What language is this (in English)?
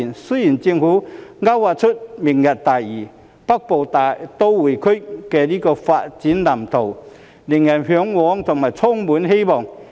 Cantonese